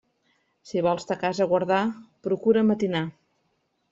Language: Catalan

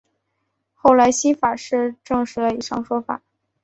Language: Chinese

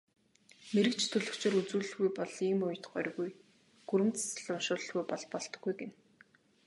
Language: Mongolian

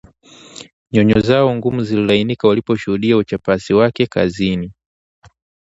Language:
Swahili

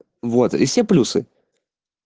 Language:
Russian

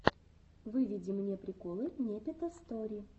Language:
Russian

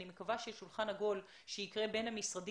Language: Hebrew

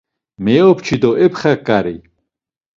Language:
Laz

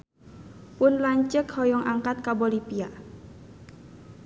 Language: Sundanese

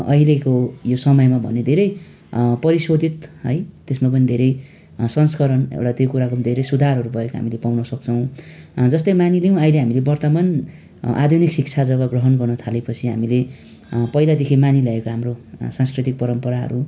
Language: Nepali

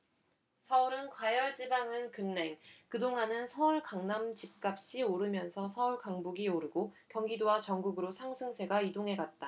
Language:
Korean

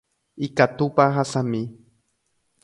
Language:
Guarani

